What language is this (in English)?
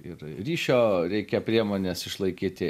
Lithuanian